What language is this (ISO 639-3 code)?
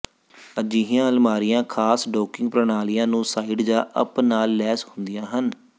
pan